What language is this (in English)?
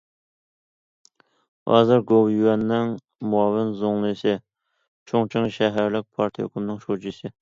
Uyghur